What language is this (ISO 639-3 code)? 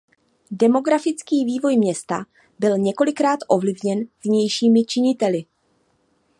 ces